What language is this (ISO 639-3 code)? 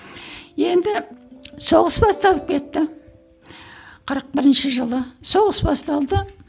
kaz